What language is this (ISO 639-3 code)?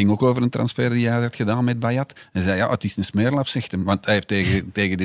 nld